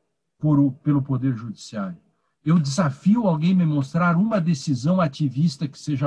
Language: Portuguese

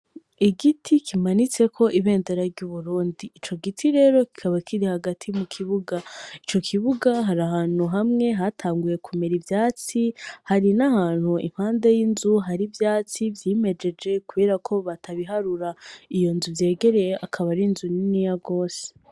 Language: Rundi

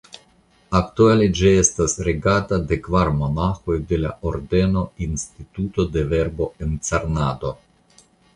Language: Esperanto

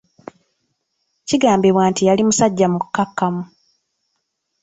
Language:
Ganda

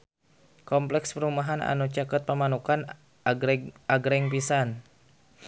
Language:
Sundanese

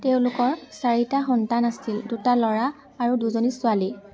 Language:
Assamese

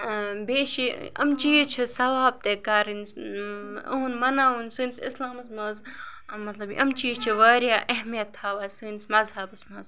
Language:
Kashmiri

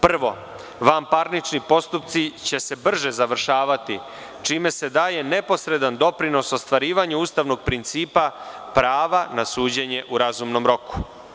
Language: Serbian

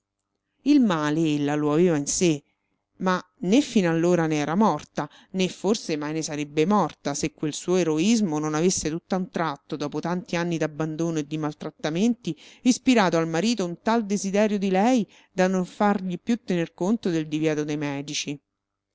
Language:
Italian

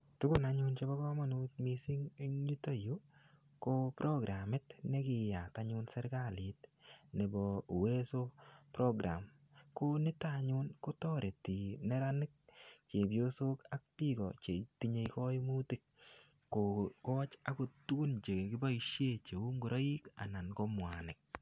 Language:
Kalenjin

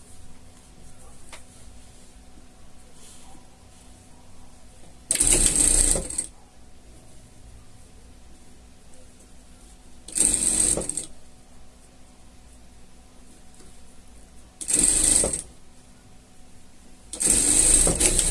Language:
Portuguese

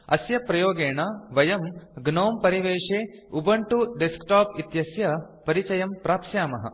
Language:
Sanskrit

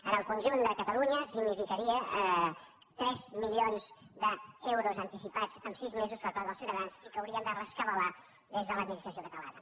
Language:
Catalan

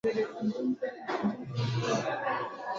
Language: Swahili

